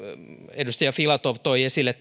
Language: Finnish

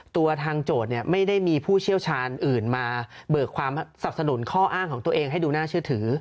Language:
Thai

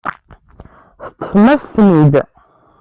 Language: Kabyle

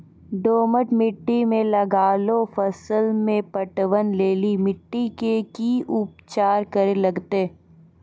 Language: Maithili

